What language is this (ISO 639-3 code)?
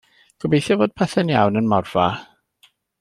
cym